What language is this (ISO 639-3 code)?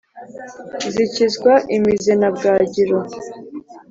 kin